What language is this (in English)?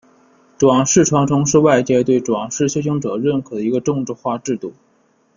Chinese